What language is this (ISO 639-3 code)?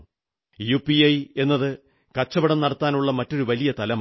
mal